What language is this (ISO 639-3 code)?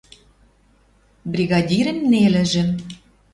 mrj